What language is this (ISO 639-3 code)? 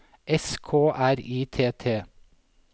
nor